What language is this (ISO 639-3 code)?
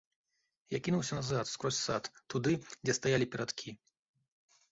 bel